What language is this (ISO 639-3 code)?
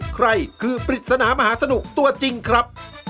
tha